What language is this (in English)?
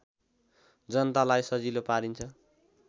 Nepali